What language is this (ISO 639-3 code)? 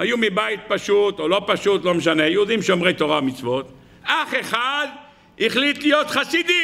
heb